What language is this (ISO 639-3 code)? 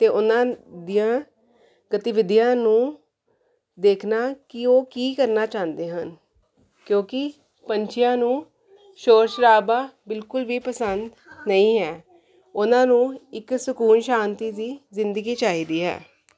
pan